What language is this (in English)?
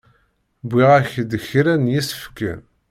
Kabyle